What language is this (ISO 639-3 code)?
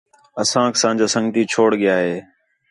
xhe